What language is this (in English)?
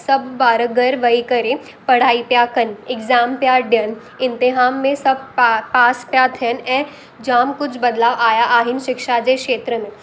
Sindhi